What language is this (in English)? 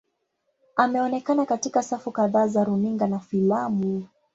Swahili